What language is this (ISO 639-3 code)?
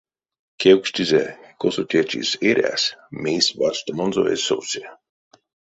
myv